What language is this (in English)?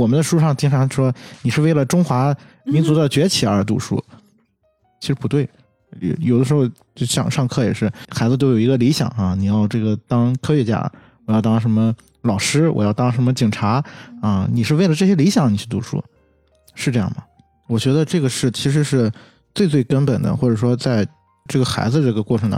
Chinese